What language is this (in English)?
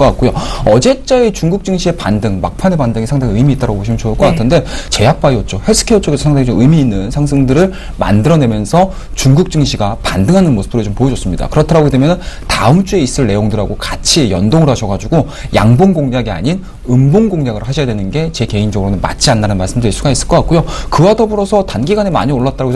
Korean